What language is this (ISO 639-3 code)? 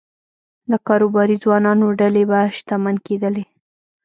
pus